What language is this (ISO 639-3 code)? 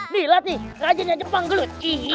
ind